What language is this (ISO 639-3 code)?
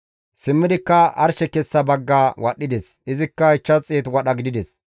gmv